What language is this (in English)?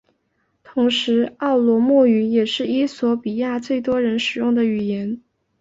Chinese